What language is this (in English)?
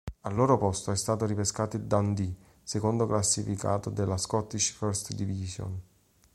Italian